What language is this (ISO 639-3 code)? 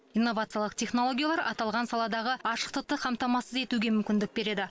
kaz